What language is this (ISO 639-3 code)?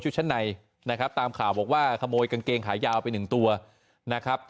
tha